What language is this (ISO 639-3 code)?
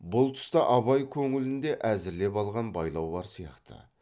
kaz